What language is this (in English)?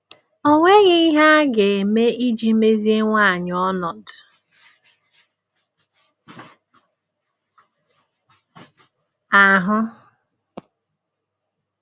Igbo